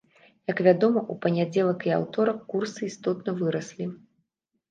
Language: Belarusian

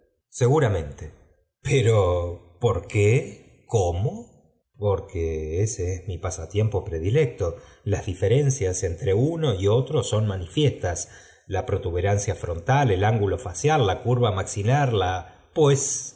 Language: Spanish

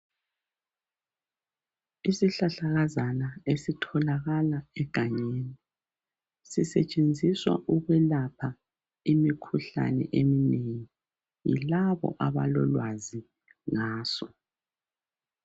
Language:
North Ndebele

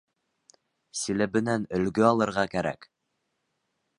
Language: Bashkir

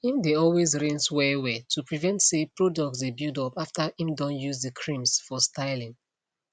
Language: Nigerian Pidgin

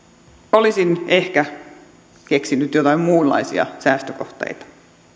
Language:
Finnish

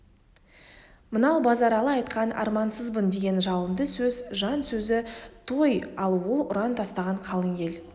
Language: Kazakh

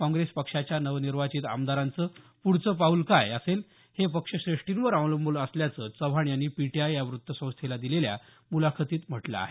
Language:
Marathi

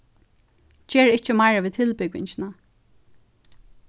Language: Faroese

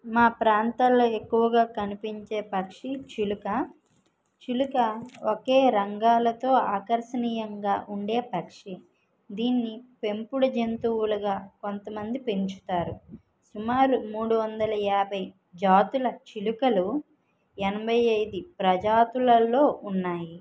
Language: Telugu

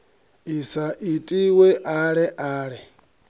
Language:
Venda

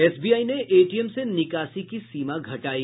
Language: Hindi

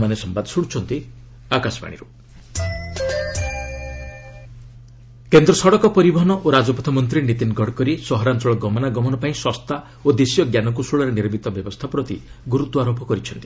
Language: Odia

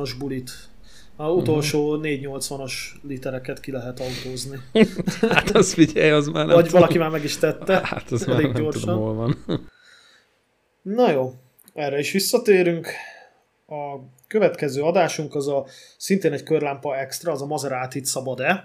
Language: Hungarian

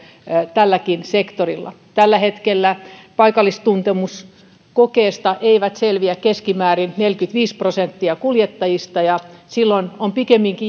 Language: Finnish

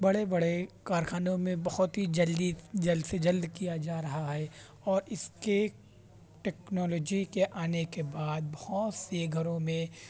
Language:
Urdu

